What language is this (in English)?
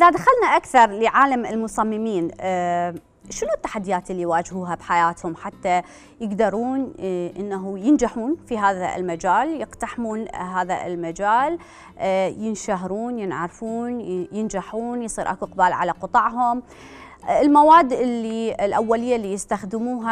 Arabic